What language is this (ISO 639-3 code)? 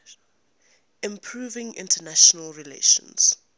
eng